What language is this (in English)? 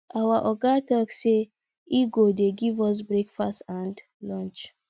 Nigerian Pidgin